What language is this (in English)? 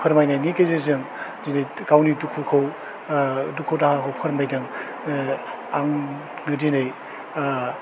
Bodo